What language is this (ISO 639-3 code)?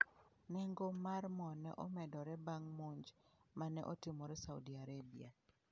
luo